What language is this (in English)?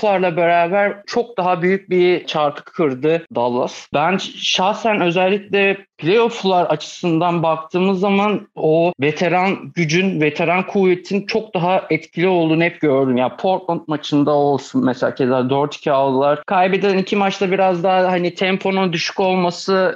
Turkish